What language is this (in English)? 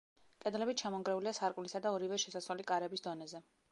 Georgian